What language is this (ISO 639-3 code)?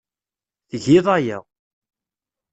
kab